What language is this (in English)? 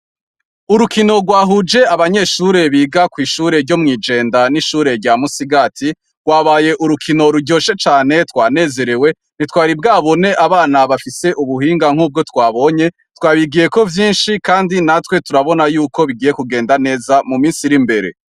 Rundi